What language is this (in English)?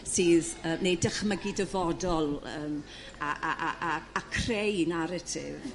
Welsh